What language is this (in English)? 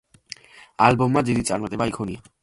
Georgian